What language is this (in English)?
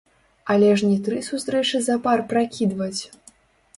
Belarusian